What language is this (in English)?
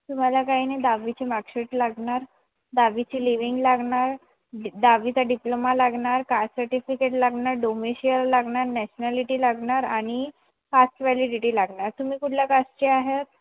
Marathi